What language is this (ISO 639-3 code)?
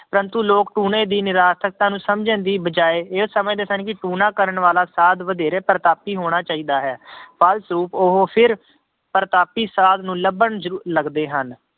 pan